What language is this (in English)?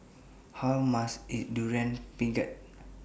English